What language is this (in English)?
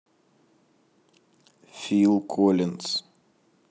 Russian